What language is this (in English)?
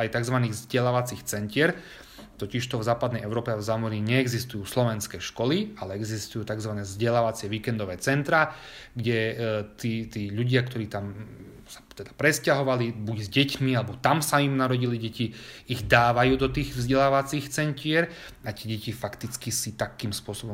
Slovak